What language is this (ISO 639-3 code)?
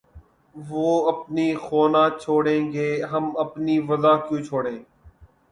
urd